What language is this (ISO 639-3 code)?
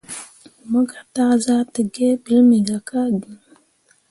mua